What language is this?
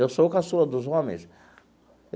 Portuguese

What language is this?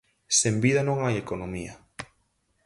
Galician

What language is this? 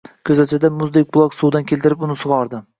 Uzbek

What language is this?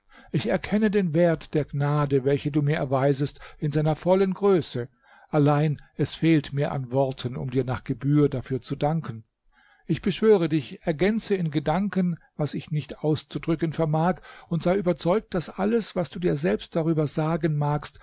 German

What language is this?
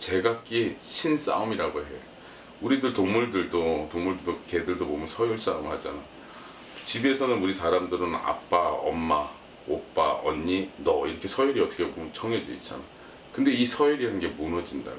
Korean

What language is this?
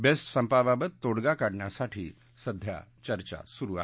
Marathi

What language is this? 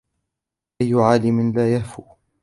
Arabic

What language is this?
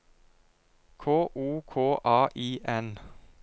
Norwegian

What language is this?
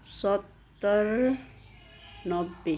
Nepali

